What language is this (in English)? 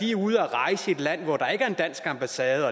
Danish